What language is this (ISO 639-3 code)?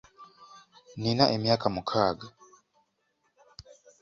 lug